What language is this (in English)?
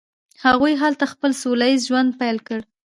Pashto